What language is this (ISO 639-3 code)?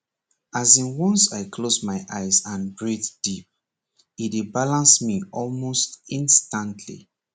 pcm